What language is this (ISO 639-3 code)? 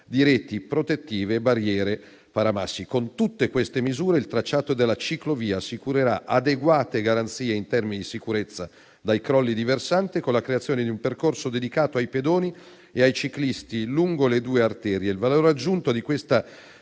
ita